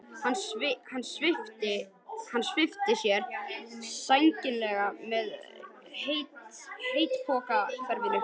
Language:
Icelandic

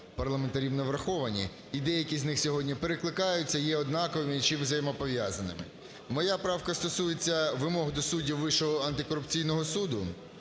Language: Ukrainian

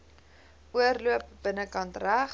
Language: Afrikaans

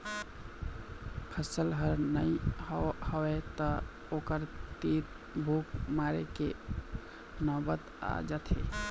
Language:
Chhattisgarhi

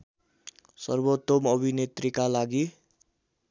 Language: Nepali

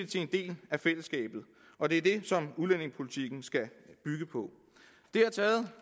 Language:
Danish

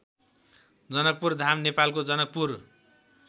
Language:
Nepali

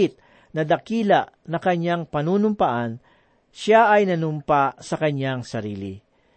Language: Filipino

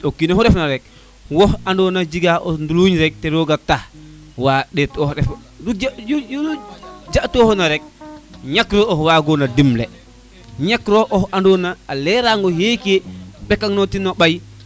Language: Serer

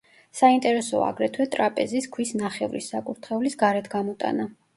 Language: Georgian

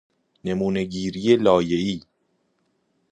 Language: Persian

